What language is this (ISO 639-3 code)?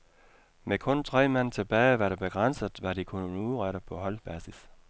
dan